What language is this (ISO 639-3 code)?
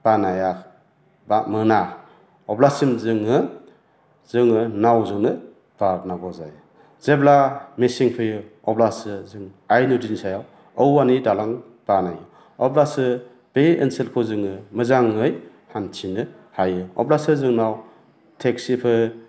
brx